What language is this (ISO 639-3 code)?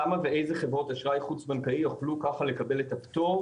heb